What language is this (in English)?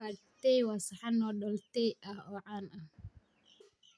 Somali